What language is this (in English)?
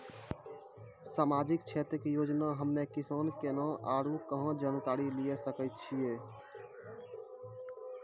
Maithili